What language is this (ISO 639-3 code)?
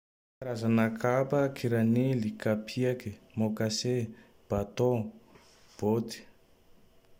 tdx